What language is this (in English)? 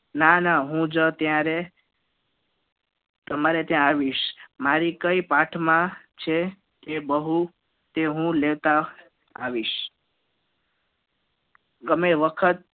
Gujarati